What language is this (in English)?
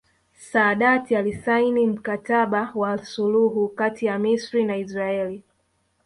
Swahili